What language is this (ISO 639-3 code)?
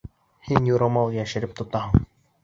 bak